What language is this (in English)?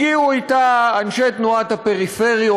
Hebrew